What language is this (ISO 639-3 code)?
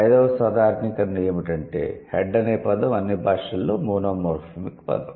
tel